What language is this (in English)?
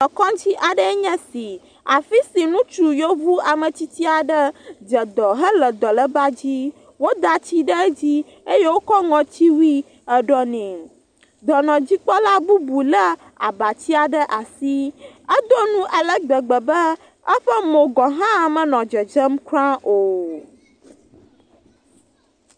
Ewe